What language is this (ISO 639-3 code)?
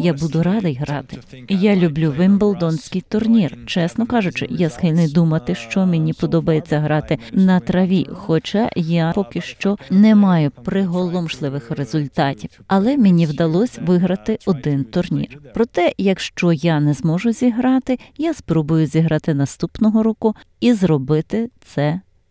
ukr